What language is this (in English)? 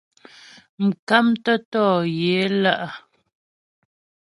Ghomala